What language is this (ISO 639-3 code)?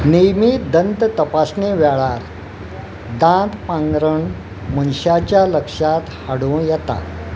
kok